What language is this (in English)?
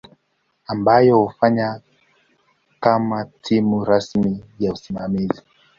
Swahili